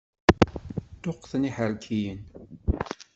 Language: Kabyle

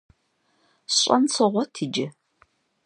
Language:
Kabardian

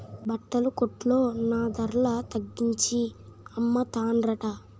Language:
Telugu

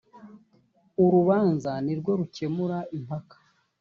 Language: Kinyarwanda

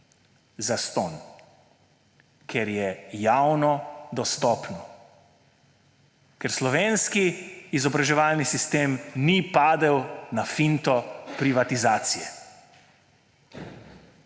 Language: Slovenian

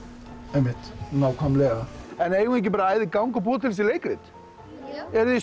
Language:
Icelandic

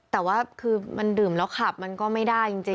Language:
Thai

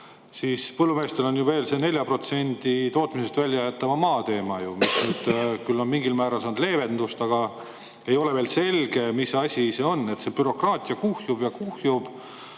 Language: Estonian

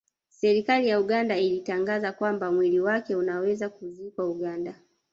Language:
Swahili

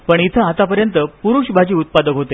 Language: Marathi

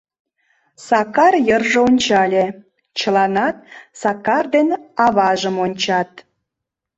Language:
Mari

